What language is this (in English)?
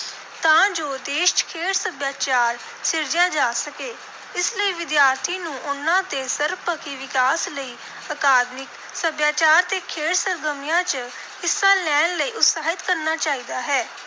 Punjabi